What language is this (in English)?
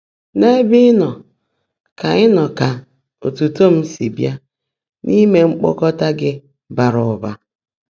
Igbo